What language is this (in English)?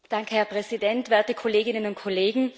German